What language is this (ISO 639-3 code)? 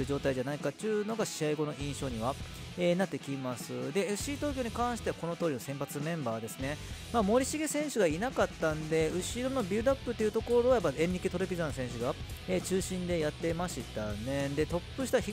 jpn